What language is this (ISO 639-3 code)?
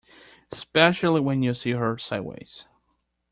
eng